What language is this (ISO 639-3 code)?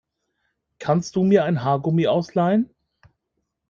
deu